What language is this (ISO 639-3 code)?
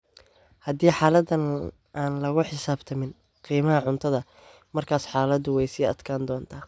som